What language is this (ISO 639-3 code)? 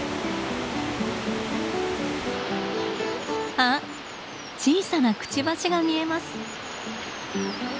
jpn